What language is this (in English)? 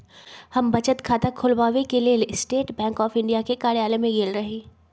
Magahi